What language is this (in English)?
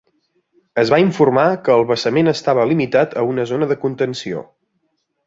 Catalan